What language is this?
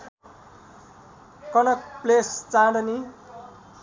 Nepali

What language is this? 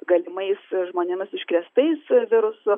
Lithuanian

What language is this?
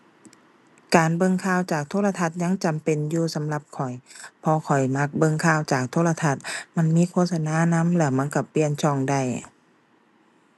Thai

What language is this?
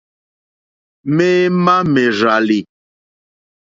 Mokpwe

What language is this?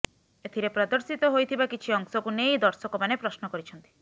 Odia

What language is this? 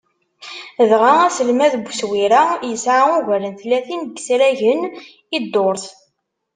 Kabyle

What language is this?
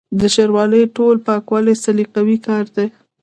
Pashto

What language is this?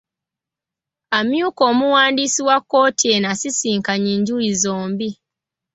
Ganda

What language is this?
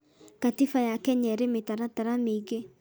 Kikuyu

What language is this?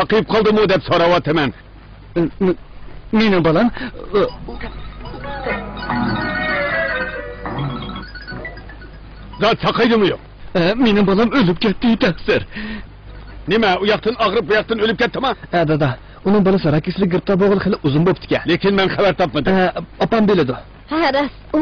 Arabic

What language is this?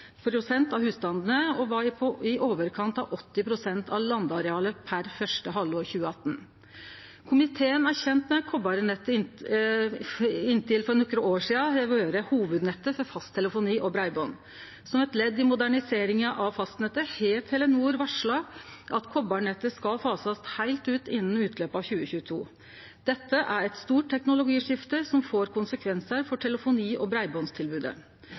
Norwegian Nynorsk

